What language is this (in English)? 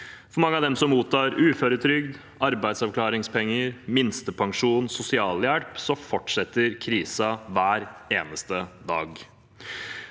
Norwegian